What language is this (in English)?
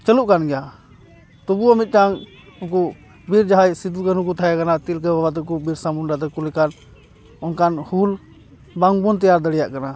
Santali